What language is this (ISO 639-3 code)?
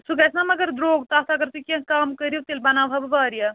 kas